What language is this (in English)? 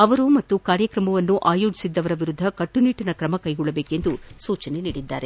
Kannada